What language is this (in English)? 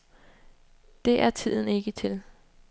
Danish